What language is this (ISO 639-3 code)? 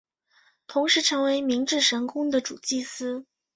zho